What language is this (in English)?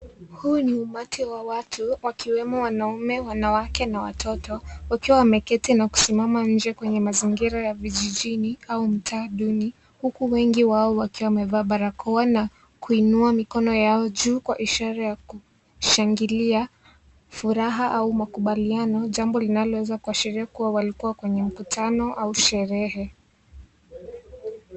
Swahili